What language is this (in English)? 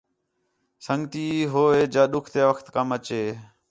Khetrani